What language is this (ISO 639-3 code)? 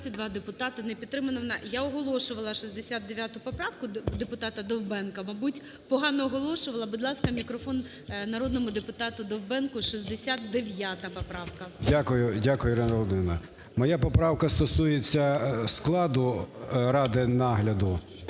ukr